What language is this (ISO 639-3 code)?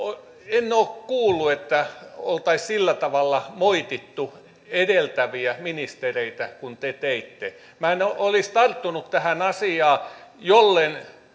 fin